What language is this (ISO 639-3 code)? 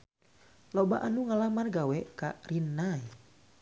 sun